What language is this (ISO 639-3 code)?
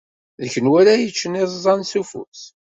kab